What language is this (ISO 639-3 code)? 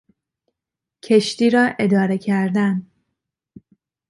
fas